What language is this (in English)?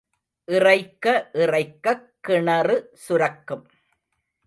Tamil